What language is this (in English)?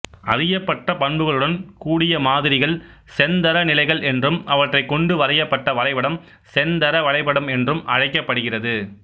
Tamil